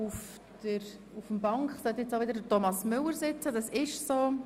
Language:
Swiss German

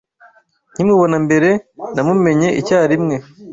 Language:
Kinyarwanda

